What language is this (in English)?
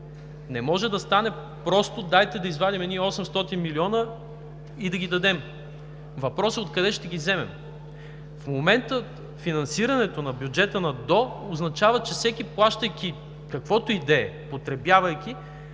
Bulgarian